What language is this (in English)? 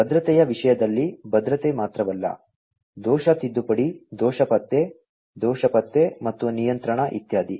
Kannada